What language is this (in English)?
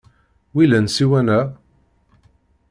Kabyle